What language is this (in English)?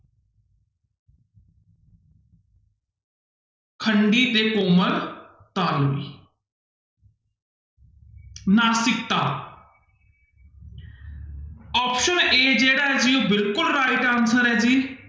Punjabi